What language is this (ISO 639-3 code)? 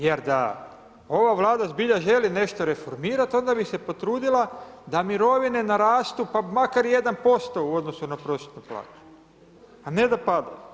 hrv